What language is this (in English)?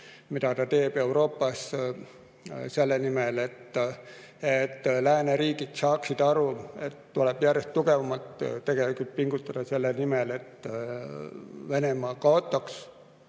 Estonian